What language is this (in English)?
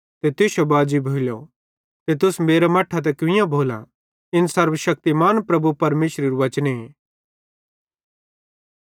Bhadrawahi